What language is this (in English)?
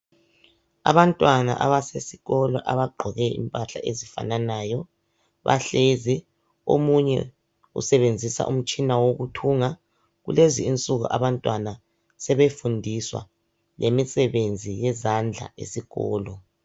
North Ndebele